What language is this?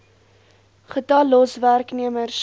Afrikaans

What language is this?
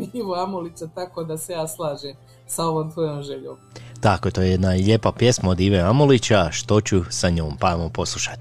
Croatian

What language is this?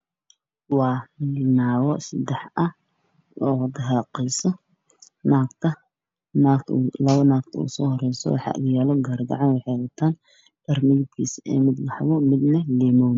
Somali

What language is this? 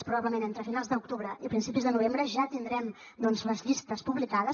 Catalan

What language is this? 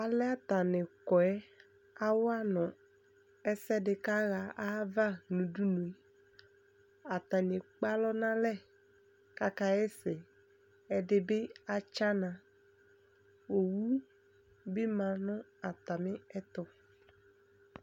Ikposo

